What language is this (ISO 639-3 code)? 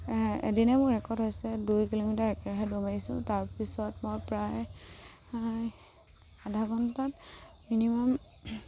asm